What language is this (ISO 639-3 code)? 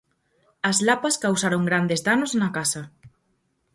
glg